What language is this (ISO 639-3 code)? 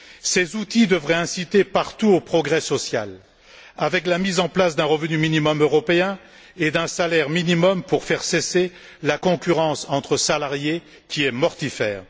fra